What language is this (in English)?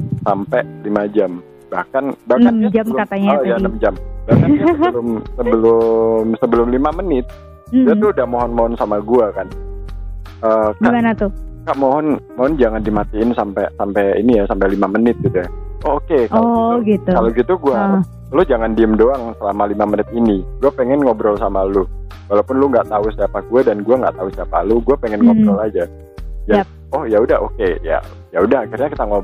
Indonesian